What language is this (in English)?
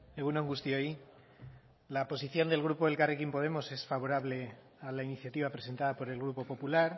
Spanish